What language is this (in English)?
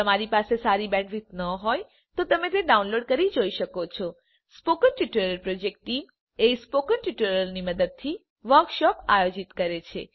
Gujarati